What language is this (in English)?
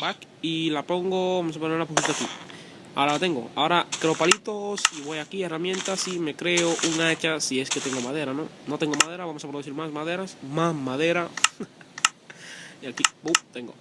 Spanish